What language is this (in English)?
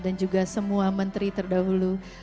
Indonesian